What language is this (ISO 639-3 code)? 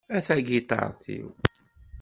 kab